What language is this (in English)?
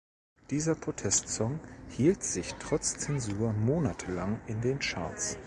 German